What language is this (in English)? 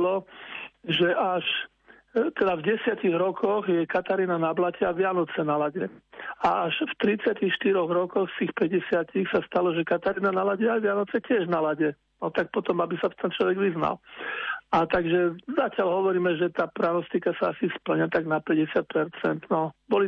Slovak